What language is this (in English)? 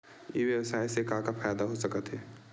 Chhattisgarhi